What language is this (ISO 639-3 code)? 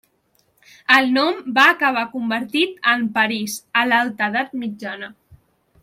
cat